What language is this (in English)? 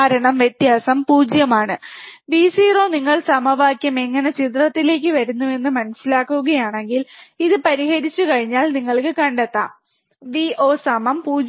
Malayalam